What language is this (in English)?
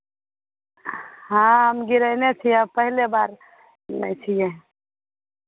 Maithili